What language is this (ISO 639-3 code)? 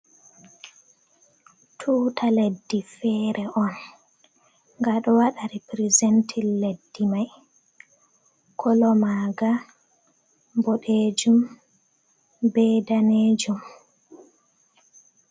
ful